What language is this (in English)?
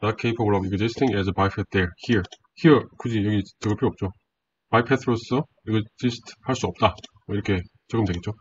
Korean